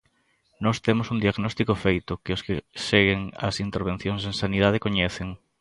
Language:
Galician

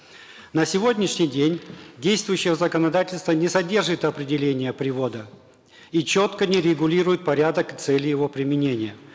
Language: Kazakh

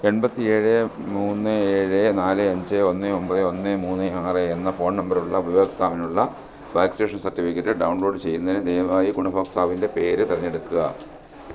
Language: Malayalam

